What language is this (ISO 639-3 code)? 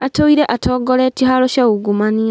kik